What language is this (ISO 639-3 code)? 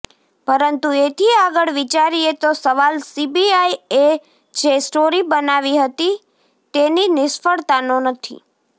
guj